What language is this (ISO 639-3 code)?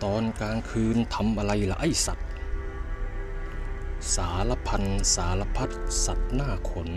tha